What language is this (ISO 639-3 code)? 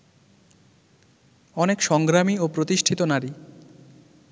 ben